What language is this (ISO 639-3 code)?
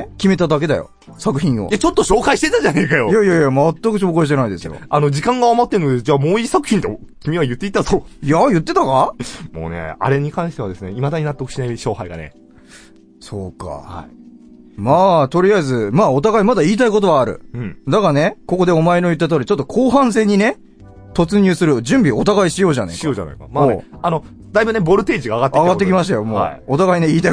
jpn